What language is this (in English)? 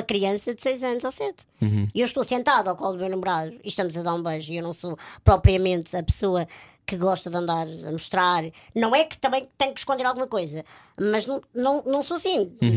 Portuguese